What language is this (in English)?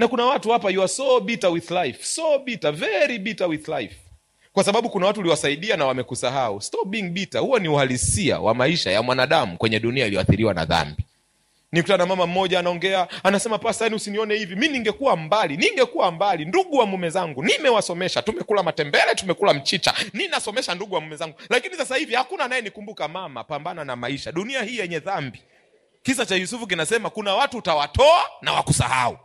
Swahili